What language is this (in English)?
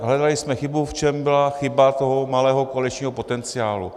Czech